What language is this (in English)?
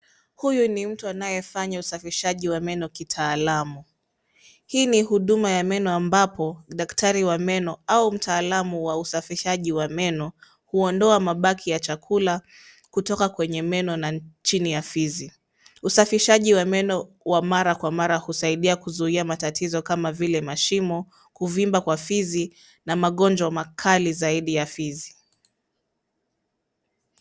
Swahili